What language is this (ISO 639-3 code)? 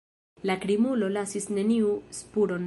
epo